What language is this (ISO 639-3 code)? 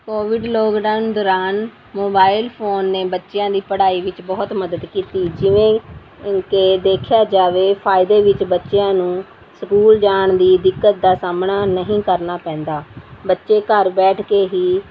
pan